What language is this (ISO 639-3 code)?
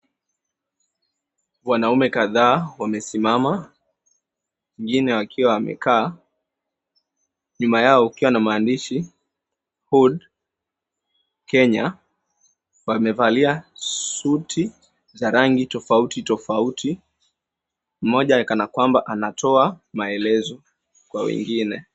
swa